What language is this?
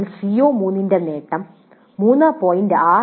Malayalam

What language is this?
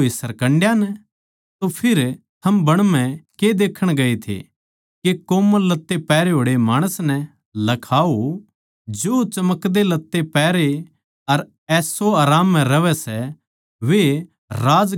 Haryanvi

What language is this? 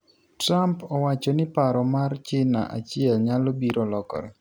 Luo (Kenya and Tanzania)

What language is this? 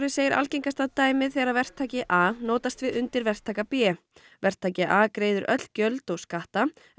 Icelandic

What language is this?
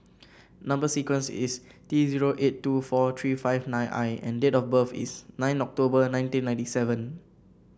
English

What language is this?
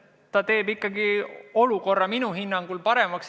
Estonian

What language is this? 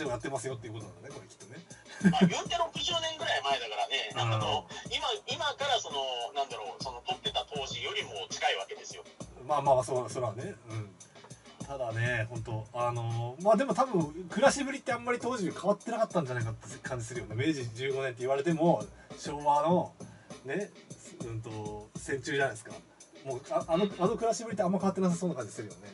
Japanese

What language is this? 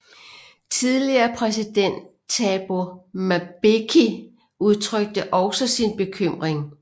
Danish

